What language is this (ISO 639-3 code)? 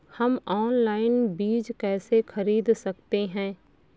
hin